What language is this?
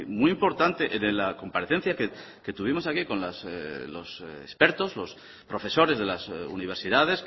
Spanish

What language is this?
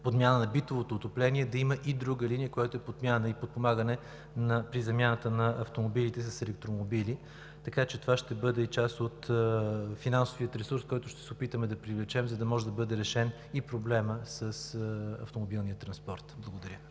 Bulgarian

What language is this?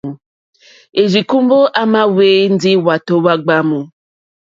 Mokpwe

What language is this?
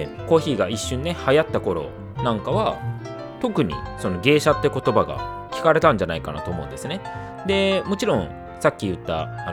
Japanese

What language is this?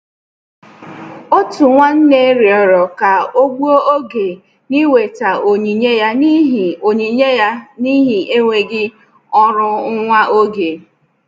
Igbo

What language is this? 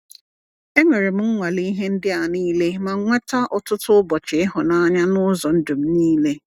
Igbo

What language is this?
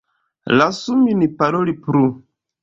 Esperanto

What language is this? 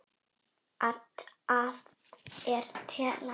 Icelandic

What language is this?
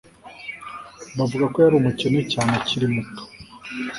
Kinyarwanda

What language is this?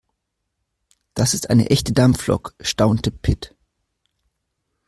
German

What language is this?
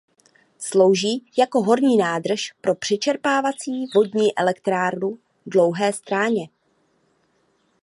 Czech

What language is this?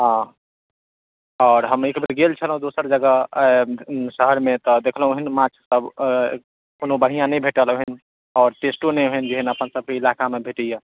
Maithili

